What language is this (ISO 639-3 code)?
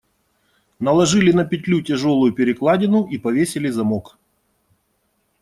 rus